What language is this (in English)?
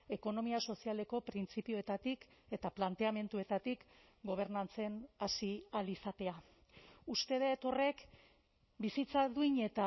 Basque